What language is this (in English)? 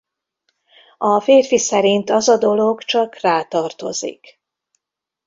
Hungarian